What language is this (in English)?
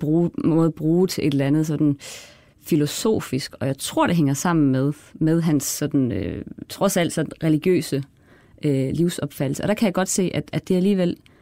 Danish